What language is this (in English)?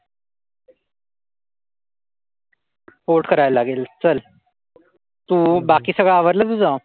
Marathi